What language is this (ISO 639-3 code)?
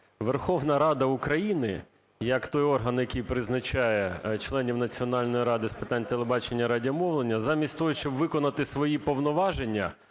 ukr